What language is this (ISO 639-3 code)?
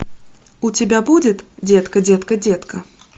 rus